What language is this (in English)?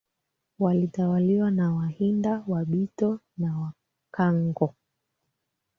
Swahili